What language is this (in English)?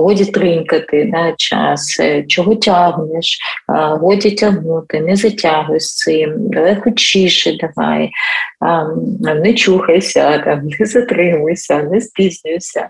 Ukrainian